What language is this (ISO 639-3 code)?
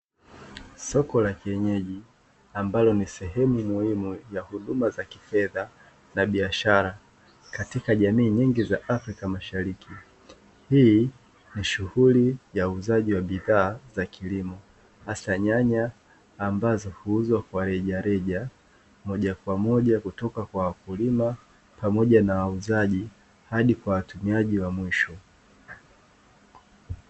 swa